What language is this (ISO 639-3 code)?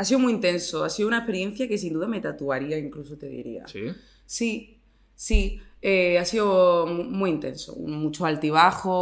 spa